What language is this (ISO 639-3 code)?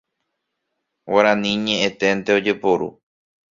grn